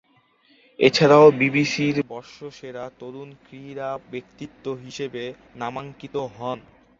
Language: Bangla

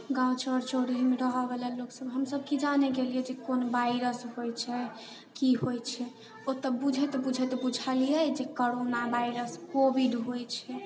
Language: Maithili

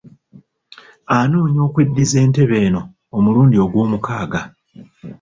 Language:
Ganda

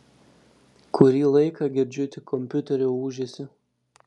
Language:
Lithuanian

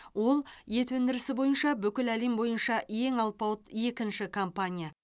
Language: Kazakh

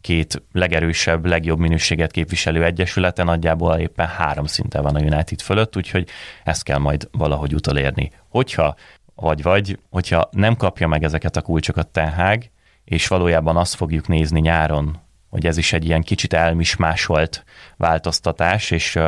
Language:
Hungarian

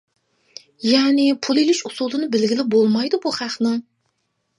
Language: Uyghur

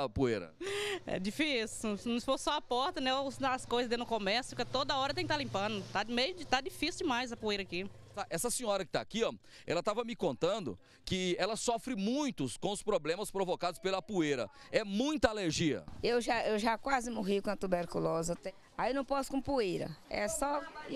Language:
Portuguese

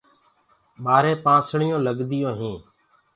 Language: Gurgula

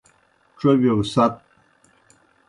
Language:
Kohistani Shina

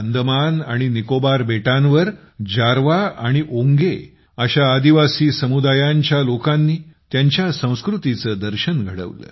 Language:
Marathi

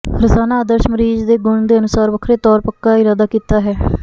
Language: Punjabi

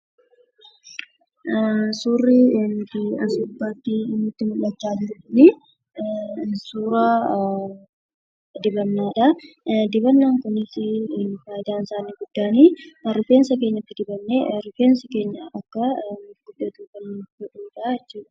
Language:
Oromo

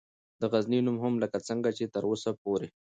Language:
Pashto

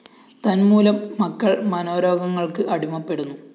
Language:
Malayalam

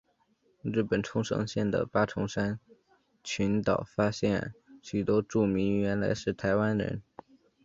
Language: Chinese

